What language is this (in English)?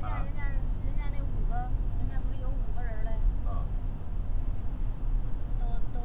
Chinese